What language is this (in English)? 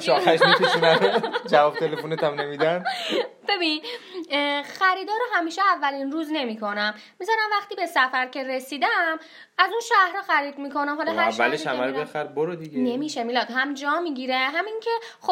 Persian